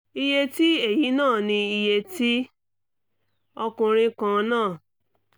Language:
Yoruba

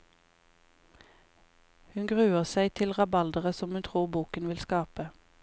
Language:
Norwegian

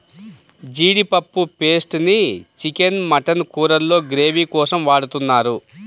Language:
Telugu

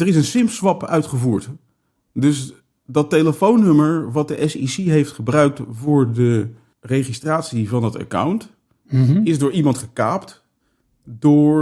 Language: Dutch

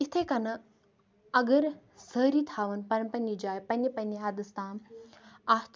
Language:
Kashmiri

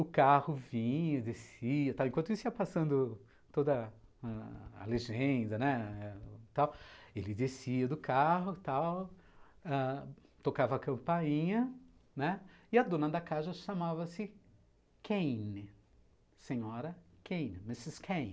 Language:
Portuguese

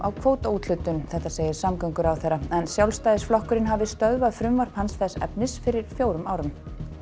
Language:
Icelandic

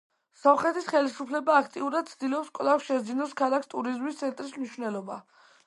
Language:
Georgian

